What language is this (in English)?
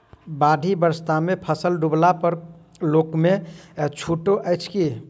Maithili